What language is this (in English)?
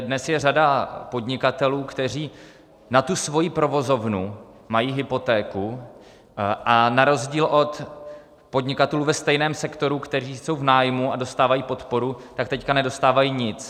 Czech